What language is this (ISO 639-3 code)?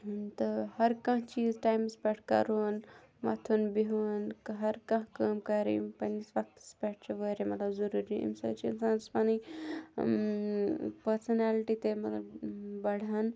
kas